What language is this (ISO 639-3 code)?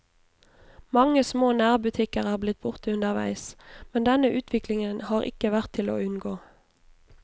nor